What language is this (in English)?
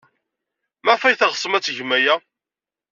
Kabyle